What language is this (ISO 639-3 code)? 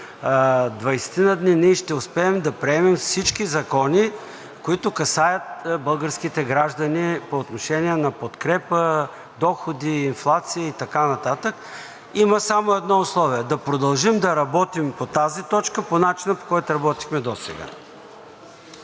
bul